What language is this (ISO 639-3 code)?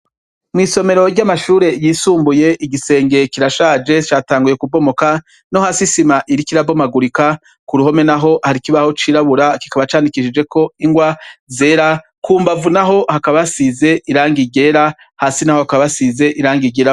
run